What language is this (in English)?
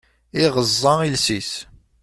Kabyle